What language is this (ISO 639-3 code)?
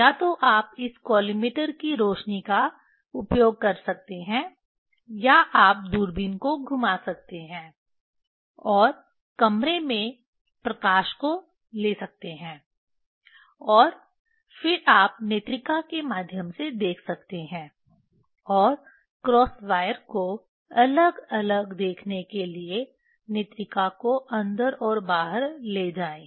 hin